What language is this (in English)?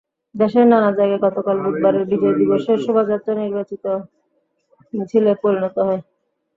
Bangla